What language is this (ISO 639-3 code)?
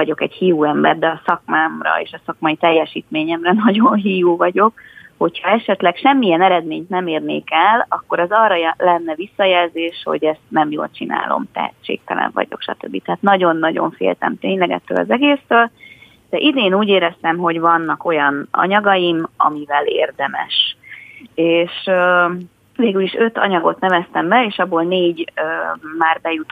hun